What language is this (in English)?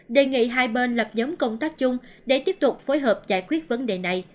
Vietnamese